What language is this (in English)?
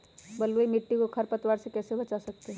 Magahi